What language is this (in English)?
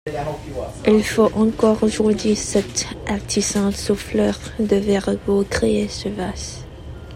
French